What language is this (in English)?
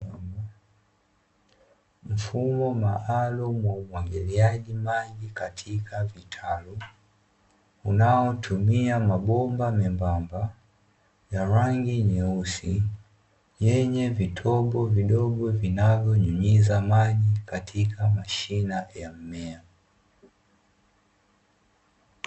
Swahili